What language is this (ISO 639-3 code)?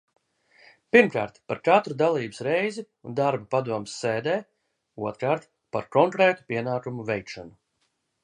lav